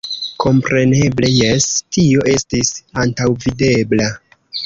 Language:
Esperanto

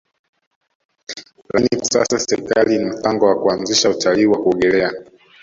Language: Swahili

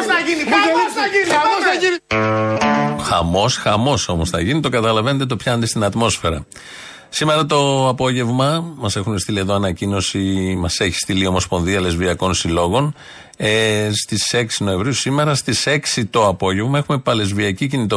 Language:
Greek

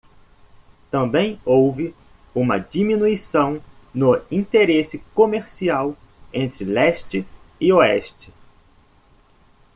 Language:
Portuguese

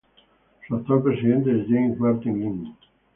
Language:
Spanish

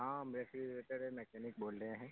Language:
Urdu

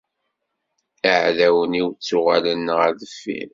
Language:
Kabyle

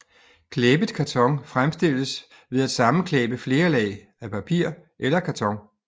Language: Danish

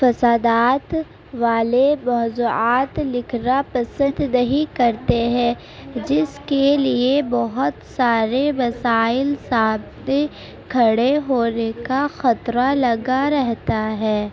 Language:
Urdu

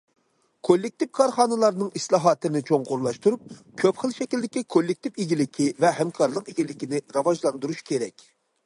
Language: Uyghur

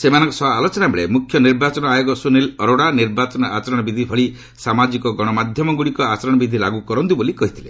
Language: Odia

